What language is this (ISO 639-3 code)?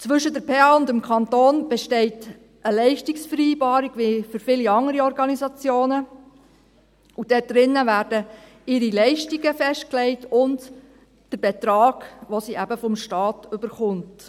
gsw